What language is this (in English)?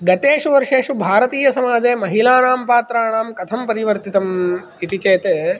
Sanskrit